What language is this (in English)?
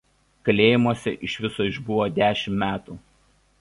Lithuanian